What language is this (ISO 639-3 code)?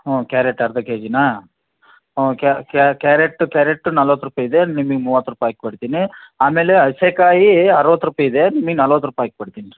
kan